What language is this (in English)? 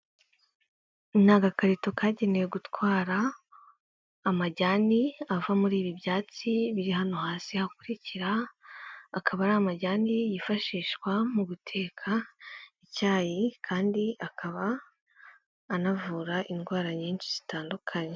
Kinyarwanda